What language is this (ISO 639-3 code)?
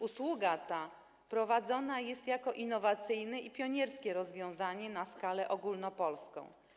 pol